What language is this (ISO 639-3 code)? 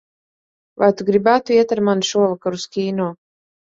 lav